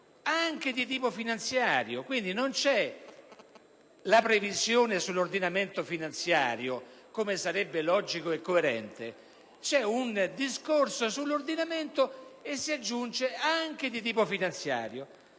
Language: Italian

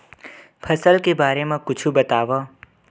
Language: Chhattisgarhi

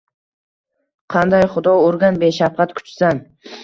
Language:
Uzbek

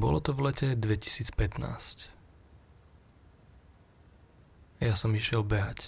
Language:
Slovak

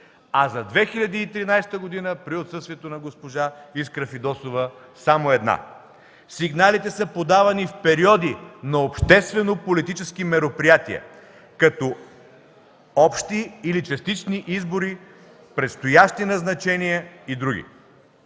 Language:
Bulgarian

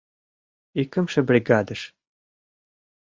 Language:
Mari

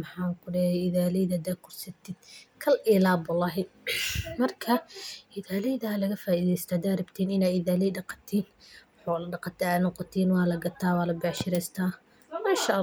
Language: Somali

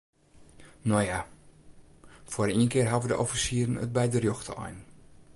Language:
Western Frisian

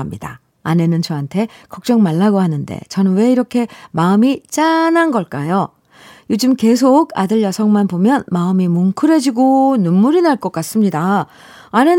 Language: Korean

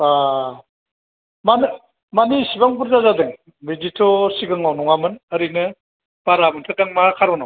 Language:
Bodo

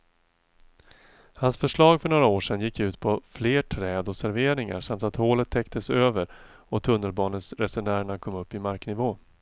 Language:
Swedish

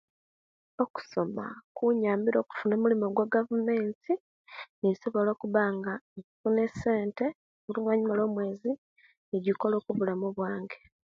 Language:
Kenyi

